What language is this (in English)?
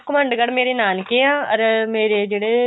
Punjabi